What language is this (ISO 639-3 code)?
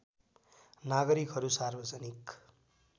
nep